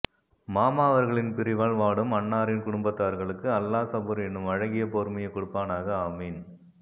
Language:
Tamil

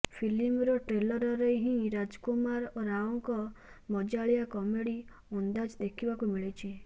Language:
Odia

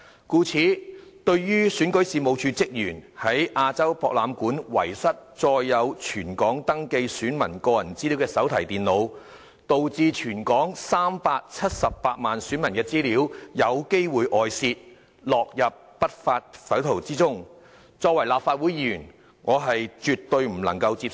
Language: Cantonese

